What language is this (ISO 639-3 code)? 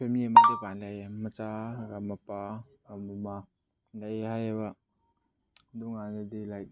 mni